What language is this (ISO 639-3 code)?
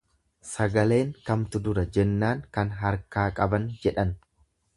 orm